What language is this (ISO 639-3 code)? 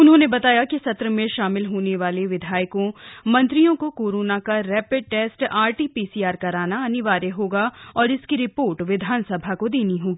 hin